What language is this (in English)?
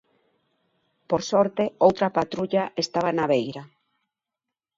Galician